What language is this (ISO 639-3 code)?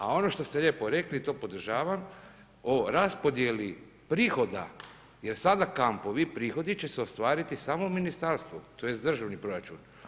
hrv